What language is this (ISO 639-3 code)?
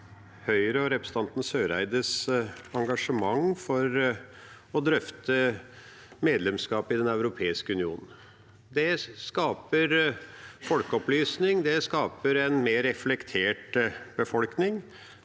nor